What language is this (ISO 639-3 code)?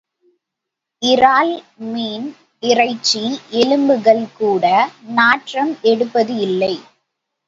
tam